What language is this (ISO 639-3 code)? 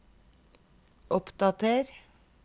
nor